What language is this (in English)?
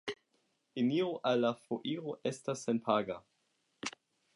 Esperanto